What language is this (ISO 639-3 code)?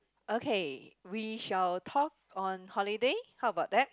eng